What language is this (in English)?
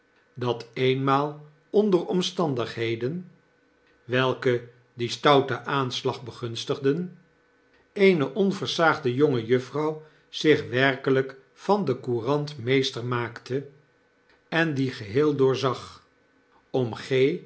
Dutch